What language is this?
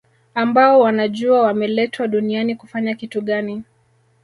Swahili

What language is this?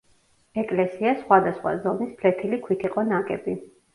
Georgian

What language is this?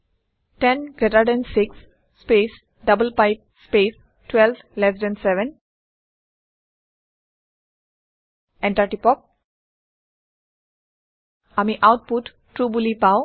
Assamese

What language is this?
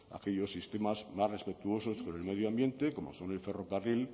Spanish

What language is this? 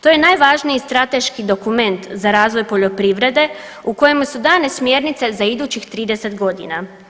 Croatian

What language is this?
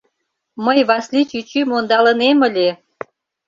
Mari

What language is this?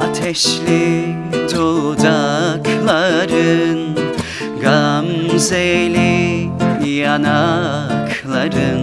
Turkish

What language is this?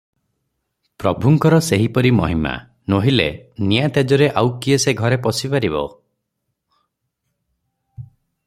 Odia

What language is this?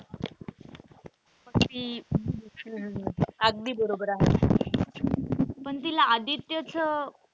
Marathi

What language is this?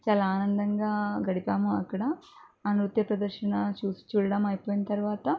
Telugu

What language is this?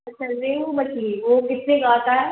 Urdu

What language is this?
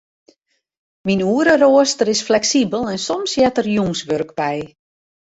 Western Frisian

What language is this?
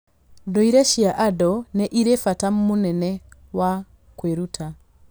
Kikuyu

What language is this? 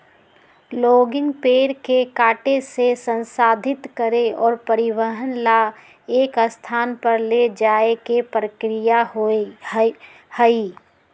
Magahi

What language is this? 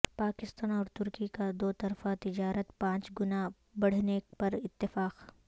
Urdu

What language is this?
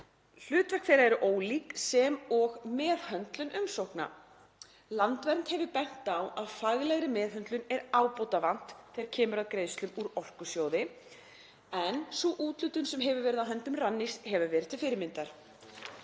Icelandic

